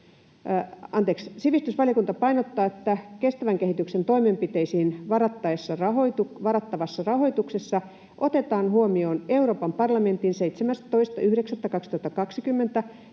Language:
Finnish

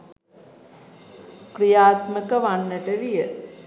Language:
Sinhala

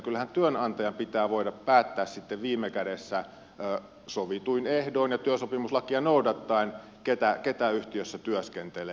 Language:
Finnish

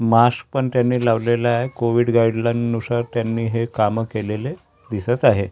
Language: Marathi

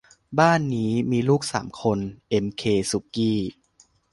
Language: Thai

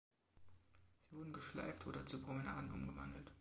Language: German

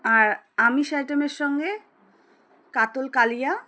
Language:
Bangla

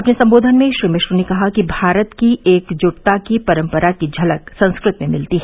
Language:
Hindi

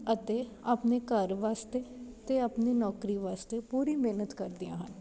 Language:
Punjabi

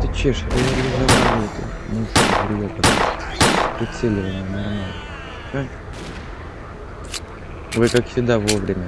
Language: Russian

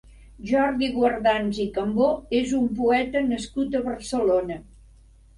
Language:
Catalan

